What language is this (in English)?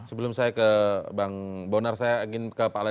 Indonesian